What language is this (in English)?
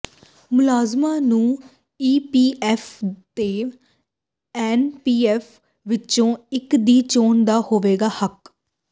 Punjabi